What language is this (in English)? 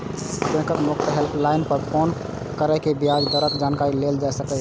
Maithili